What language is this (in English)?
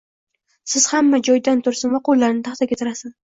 Uzbek